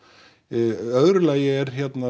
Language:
Icelandic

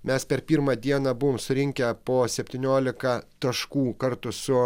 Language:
Lithuanian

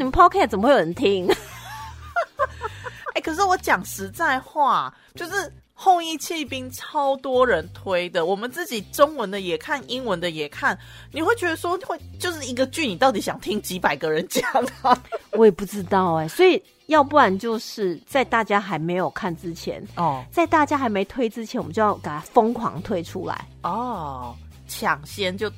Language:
Chinese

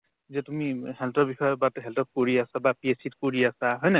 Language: Assamese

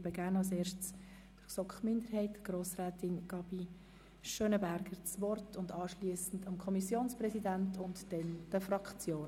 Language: Swiss German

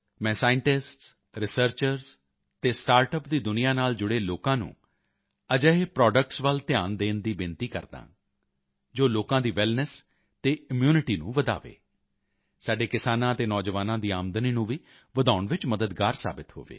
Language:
Punjabi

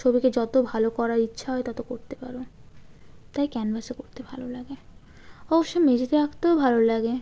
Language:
Bangla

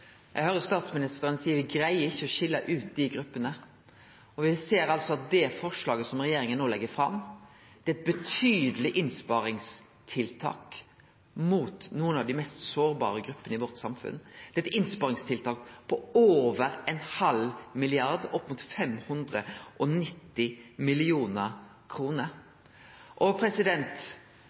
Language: Norwegian Nynorsk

